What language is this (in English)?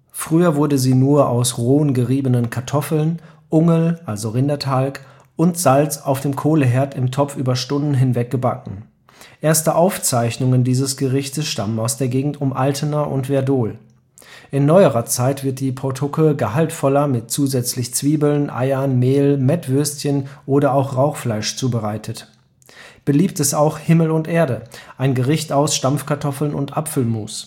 German